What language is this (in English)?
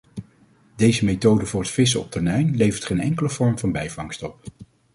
Dutch